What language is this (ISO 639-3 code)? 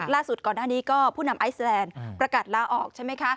tha